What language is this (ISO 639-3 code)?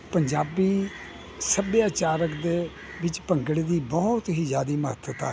pan